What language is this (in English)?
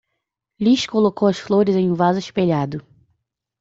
Portuguese